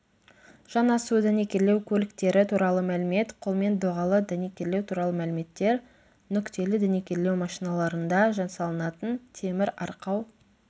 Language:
Kazakh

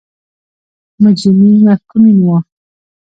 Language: Pashto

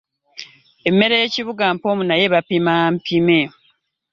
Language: Ganda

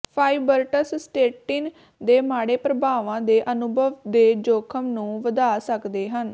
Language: Punjabi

